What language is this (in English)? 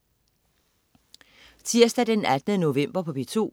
Danish